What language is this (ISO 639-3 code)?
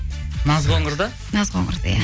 kaz